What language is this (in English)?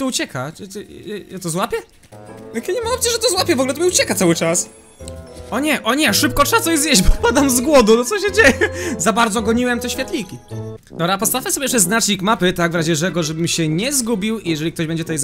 Polish